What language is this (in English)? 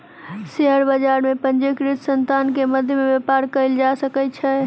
Maithili